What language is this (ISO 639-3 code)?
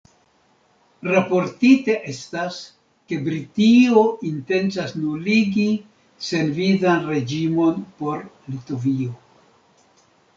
epo